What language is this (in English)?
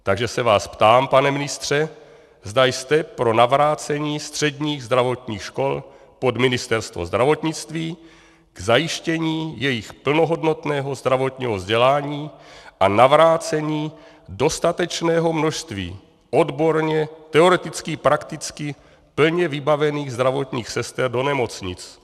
Czech